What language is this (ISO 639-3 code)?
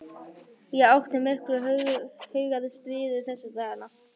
isl